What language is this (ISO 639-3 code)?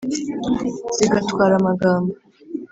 kin